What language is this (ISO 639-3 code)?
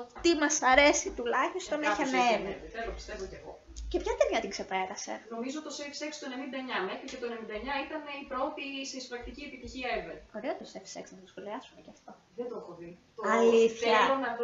ell